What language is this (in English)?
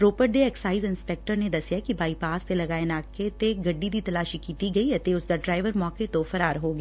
Punjabi